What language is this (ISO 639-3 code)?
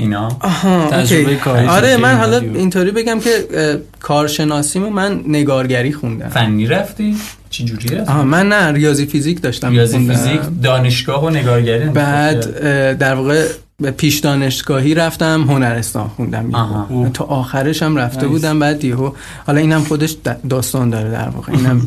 fas